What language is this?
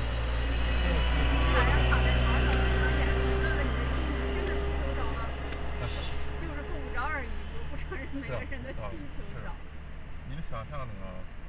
Chinese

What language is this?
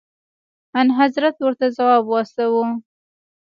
Pashto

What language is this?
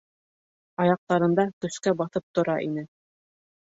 Bashkir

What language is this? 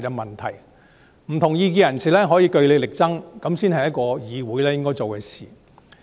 Cantonese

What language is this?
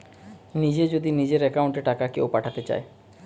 Bangla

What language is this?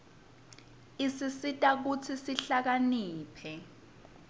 Swati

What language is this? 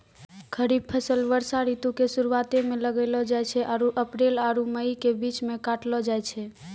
Maithili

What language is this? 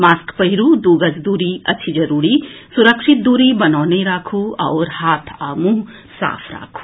Maithili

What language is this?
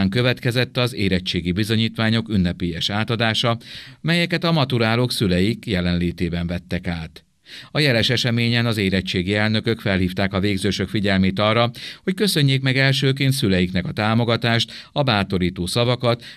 Hungarian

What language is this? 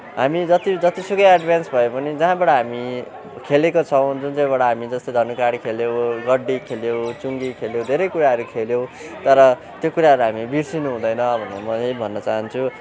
Nepali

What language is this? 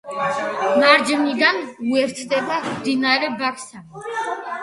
Georgian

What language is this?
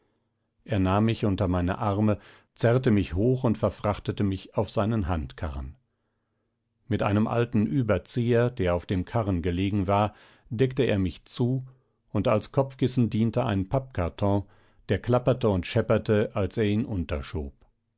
German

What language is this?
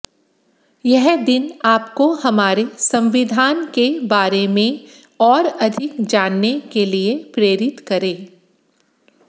Hindi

